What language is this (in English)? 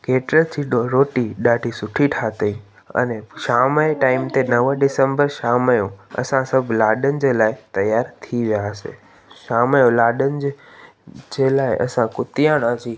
Sindhi